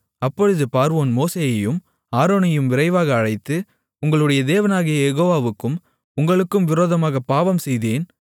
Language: Tamil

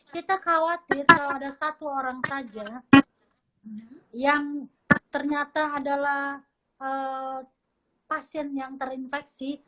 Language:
Indonesian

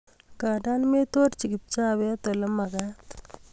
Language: Kalenjin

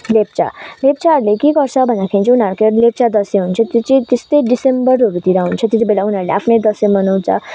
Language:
Nepali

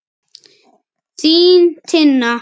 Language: Icelandic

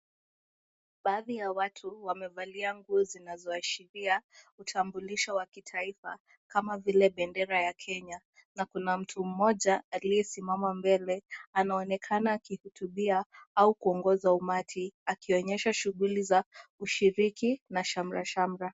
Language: Swahili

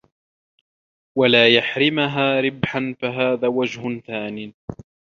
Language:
Arabic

